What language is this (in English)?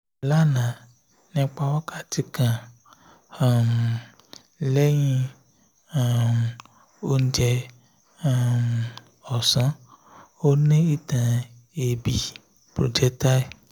Yoruba